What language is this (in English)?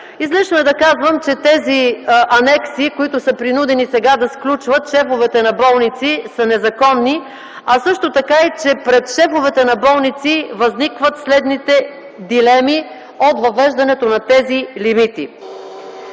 Bulgarian